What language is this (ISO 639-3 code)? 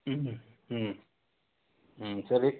kan